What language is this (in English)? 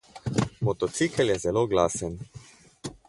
Slovenian